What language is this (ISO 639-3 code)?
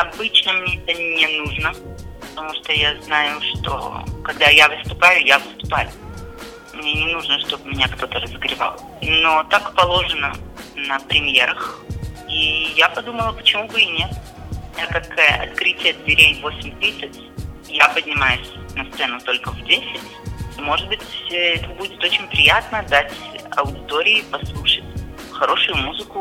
rus